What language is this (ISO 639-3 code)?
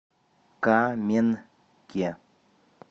rus